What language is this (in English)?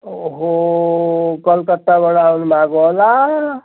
Nepali